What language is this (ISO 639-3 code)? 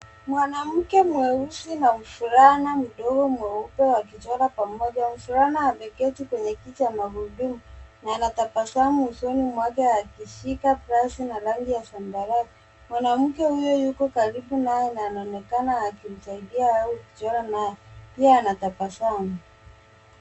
swa